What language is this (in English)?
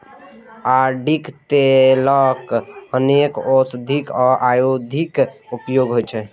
Maithili